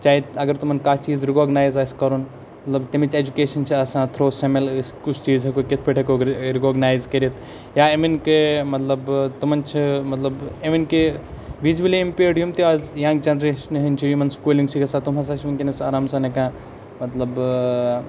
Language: Kashmiri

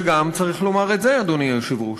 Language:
Hebrew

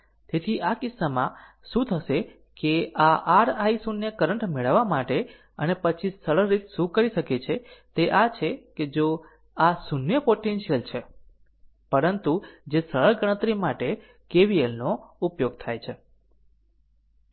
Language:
Gujarati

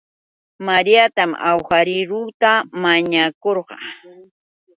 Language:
Yauyos Quechua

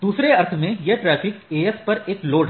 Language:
Hindi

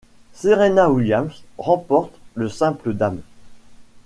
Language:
French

